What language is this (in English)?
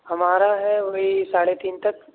Urdu